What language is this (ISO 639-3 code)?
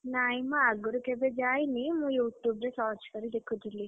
ori